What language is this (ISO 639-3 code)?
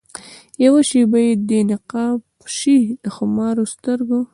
pus